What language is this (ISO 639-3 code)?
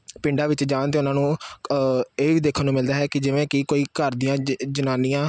pan